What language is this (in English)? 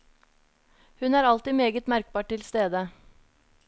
Norwegian